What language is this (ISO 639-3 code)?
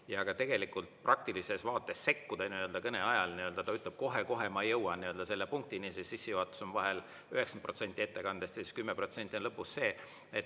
est